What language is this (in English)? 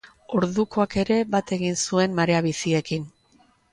Basque